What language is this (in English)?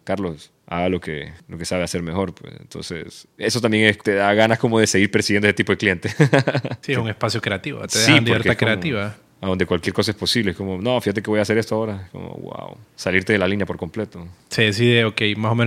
Spanish